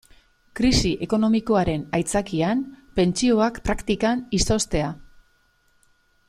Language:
Basque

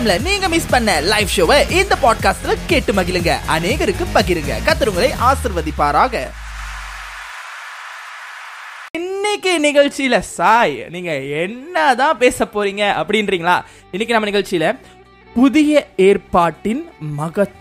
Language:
Tamil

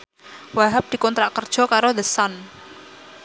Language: Javanese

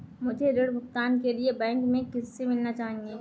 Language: Hindi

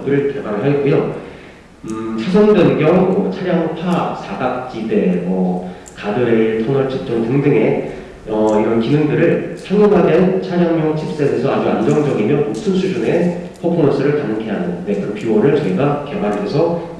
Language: Korean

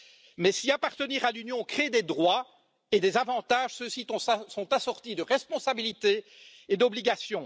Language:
French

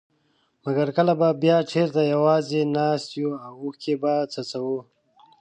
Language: Pashto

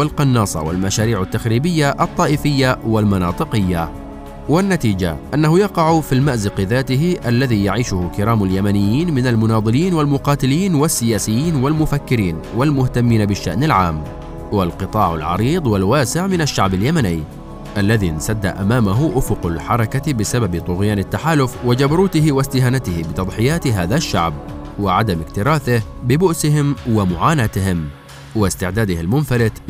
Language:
Arabic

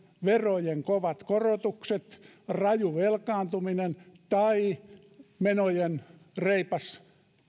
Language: Finnish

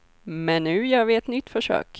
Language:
Swedish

